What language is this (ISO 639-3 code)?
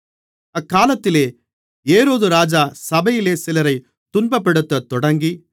tam